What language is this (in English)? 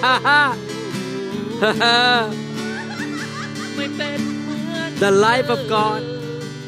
Thai